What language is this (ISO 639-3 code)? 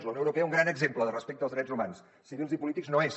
cat